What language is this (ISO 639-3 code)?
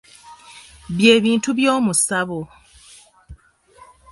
lug